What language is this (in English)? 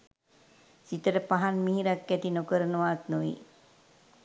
Sinhala